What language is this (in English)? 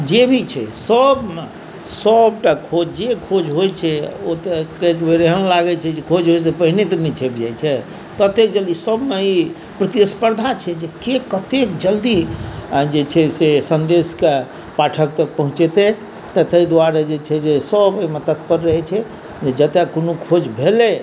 Maithili